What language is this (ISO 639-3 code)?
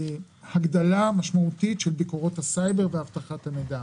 heb